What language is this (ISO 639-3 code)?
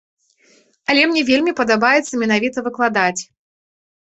bel